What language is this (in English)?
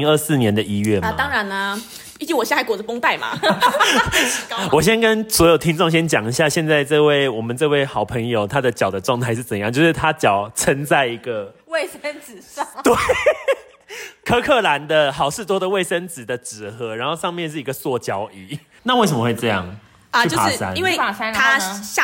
Chinese